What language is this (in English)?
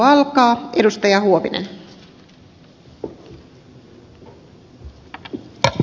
Finnish